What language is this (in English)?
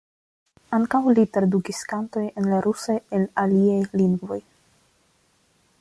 Esperanto